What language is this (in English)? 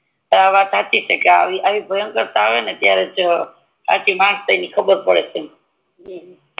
Gujarati